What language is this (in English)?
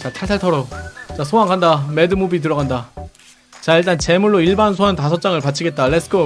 Korean